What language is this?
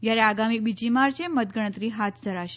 Gujarati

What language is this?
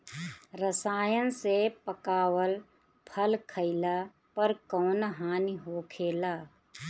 Bhojpuri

